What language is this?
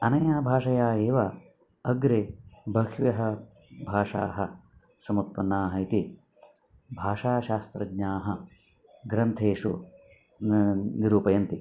Sanskrit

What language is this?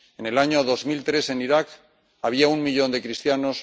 Spanish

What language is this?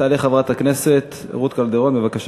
Hebrew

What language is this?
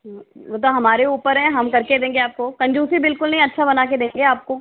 Hindi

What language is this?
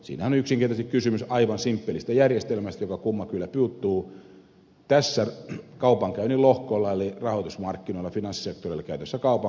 Finnish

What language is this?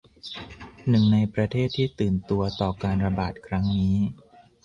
Thai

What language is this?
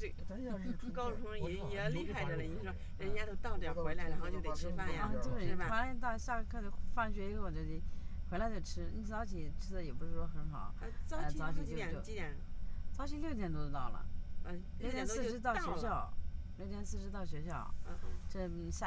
Chinese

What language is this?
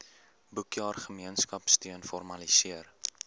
Afrikaans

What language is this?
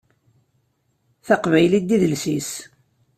Kabyle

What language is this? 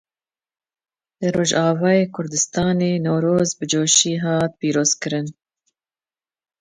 Kurdish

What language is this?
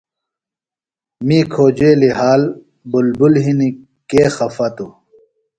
Phalura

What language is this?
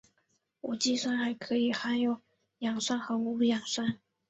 Chinese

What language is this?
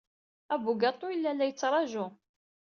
Kabyle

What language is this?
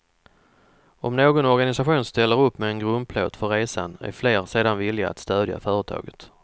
Swedish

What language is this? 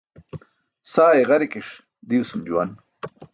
Burushaski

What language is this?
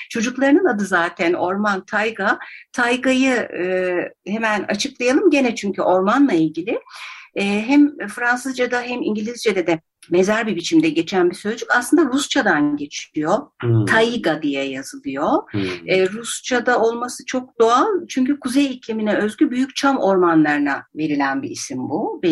Turkish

